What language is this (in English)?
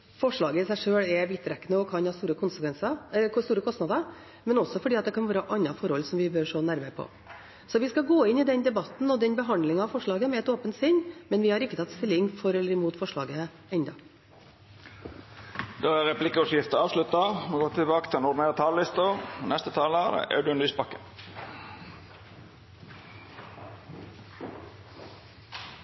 Norwegian